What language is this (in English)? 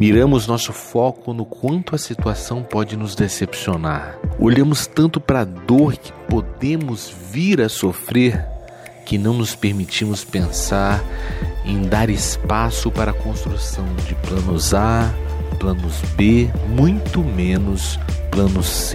Portuguese